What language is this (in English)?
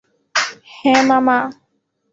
Bangla